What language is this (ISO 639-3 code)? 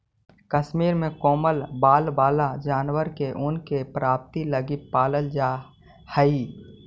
mag